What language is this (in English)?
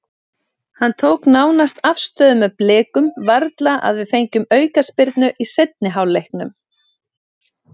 Icelandic